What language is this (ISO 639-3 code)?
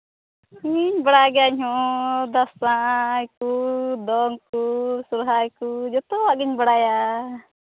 sat